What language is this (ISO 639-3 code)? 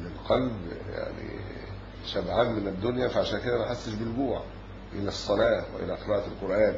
ara